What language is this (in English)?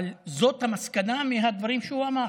Hebrew